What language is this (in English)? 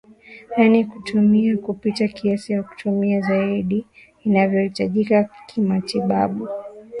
Swahili